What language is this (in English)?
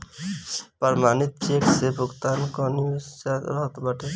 Bhojpuri